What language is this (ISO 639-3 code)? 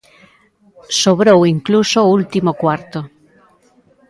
glg